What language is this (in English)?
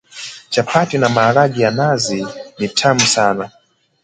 Swahili